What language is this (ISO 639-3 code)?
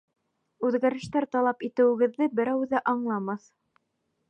bak